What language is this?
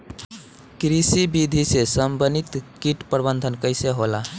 Bhojpuri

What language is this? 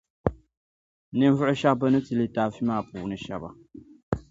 Dagbani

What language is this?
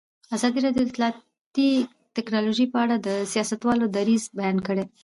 Pashto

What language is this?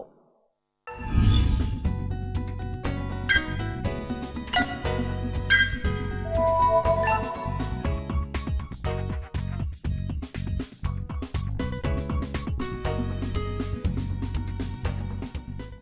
Vietnamese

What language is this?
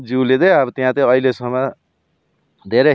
Nepali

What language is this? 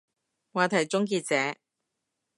Cantonese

